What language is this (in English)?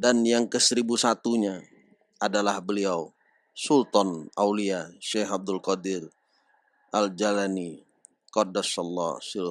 Indonesian